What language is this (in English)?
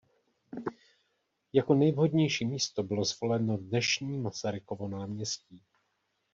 Czech